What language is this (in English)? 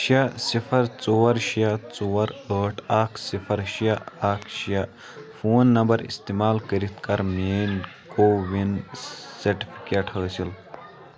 Kashmiri